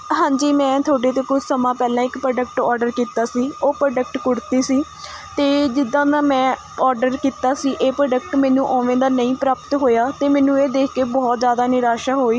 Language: Punjabi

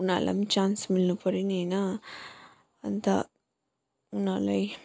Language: Nepali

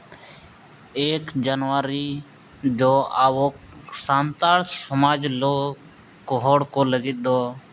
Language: Santali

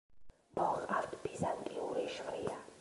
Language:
Georgian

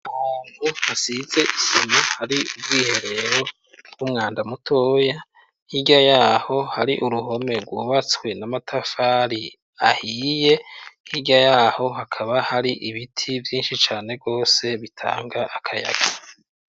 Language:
Rundi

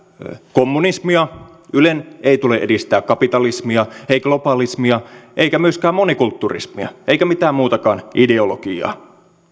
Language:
Finnish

